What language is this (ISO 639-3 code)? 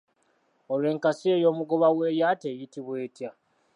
lug